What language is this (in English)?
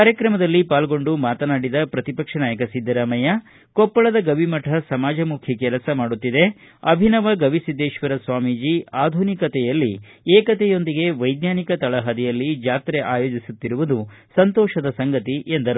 Kannada